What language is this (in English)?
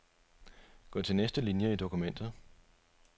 Danish